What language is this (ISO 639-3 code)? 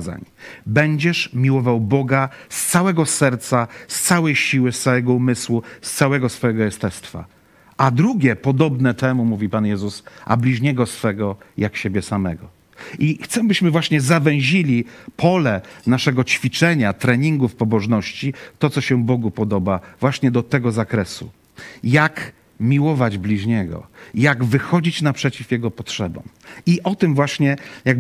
pol